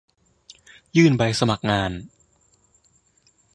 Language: Thai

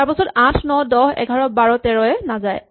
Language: Assamese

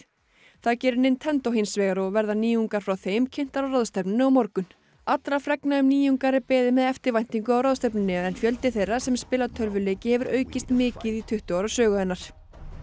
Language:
Icelandic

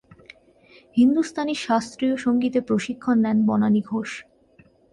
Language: Bangla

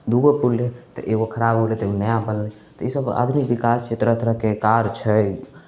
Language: Maithili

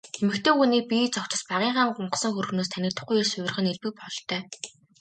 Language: Mongolian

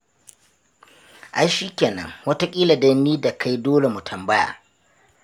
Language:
Hausa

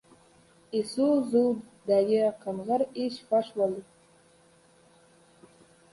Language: Uzbek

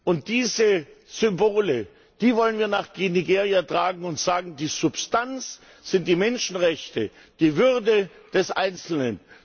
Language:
German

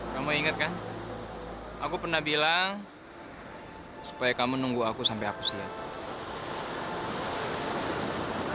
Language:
Indonesian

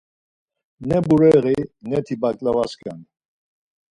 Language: Laz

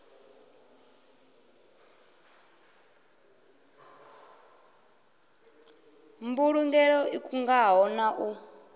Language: Venda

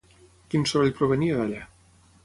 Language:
Catalan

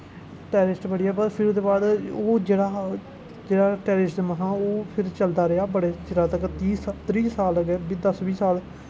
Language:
Dogri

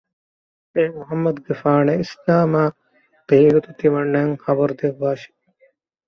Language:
Divehi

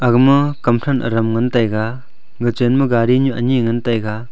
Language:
Wancho Naga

